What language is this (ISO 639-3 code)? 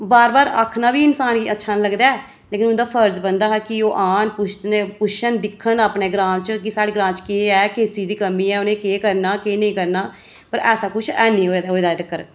doi